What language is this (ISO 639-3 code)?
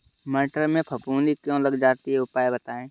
hin